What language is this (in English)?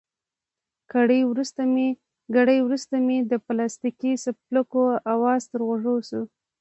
Pashto